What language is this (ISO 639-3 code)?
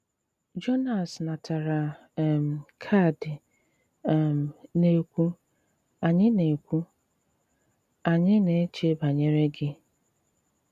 ibo